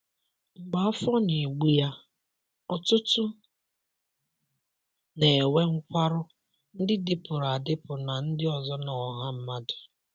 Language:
Igbo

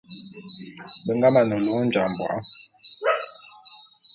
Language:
Bulu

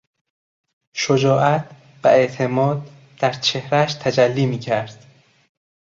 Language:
Persian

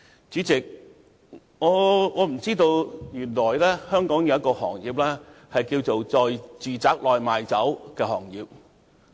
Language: Cantonese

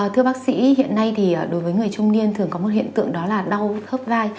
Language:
Vietnamese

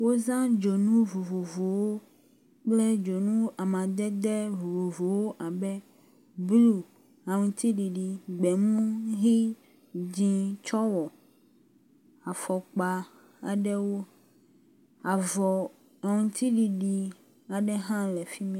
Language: Ewe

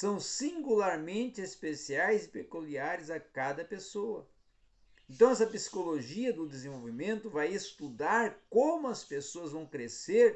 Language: Portuguese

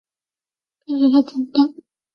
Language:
Chinese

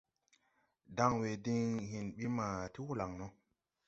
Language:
Tupuri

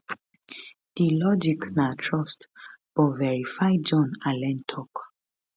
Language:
Nigerian Pidgin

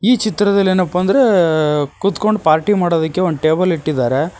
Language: Kannada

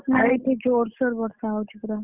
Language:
Odia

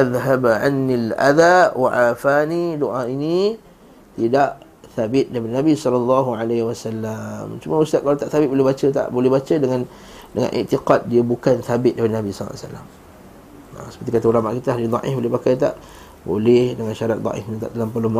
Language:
Malay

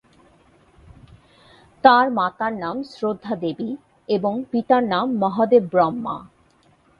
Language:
Bangla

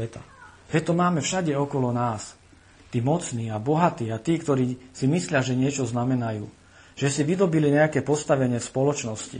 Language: Slovak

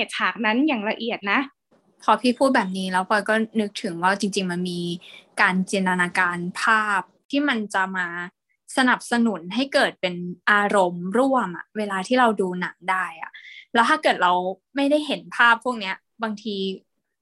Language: Thai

